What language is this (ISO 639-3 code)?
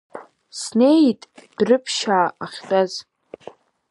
abk